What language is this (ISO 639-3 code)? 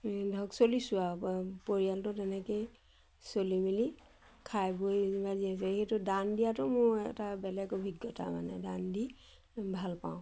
asm